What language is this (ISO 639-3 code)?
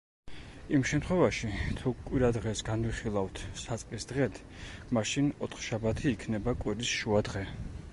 kat